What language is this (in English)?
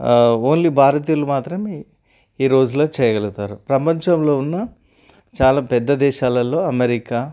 Telugu